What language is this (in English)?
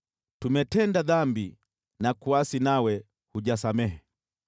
Swahili